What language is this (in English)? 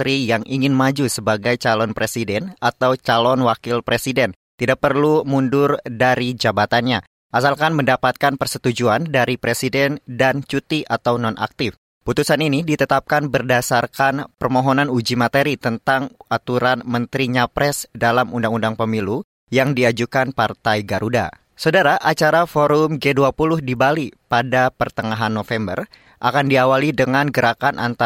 Indonesian